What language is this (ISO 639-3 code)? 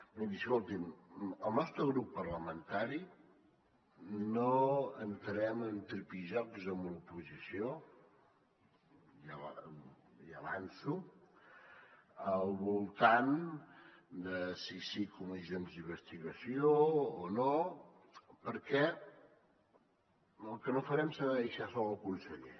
cat